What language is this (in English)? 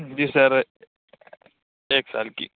Urdu